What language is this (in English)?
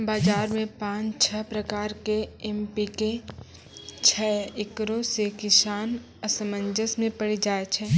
Maithili